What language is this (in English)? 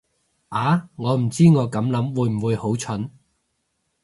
Cantonese